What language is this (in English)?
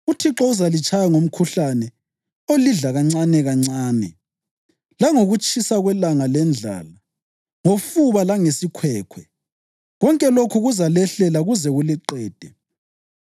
North Ndebele